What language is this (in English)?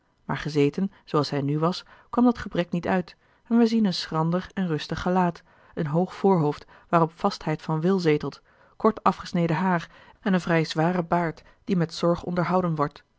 Dutch